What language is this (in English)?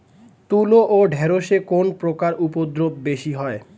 Bangla